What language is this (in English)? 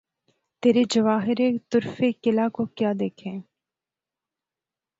Urdu